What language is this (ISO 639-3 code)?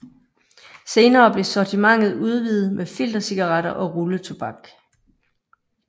dan